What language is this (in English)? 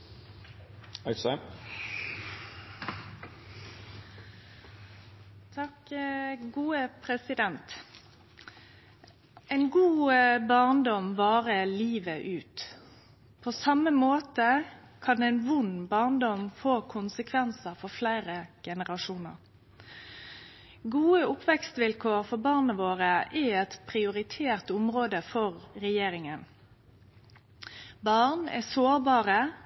Norwegian Nynorsk